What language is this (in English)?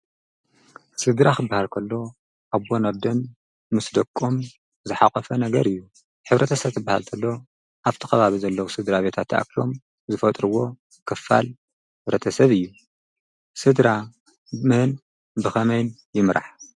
Tigrinya